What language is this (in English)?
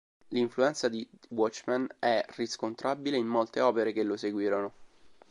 Italian